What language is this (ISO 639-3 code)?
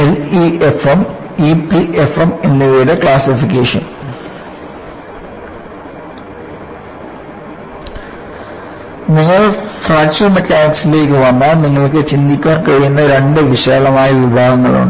mal